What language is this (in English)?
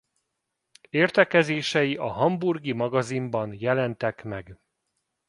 Hungarian